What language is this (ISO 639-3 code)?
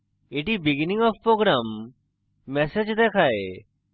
ben